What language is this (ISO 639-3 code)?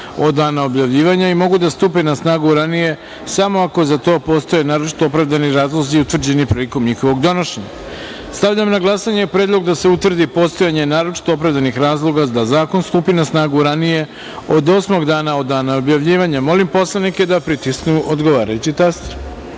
srp